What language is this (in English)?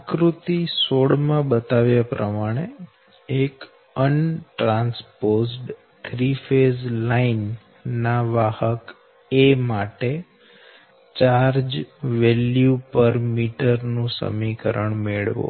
Gujarati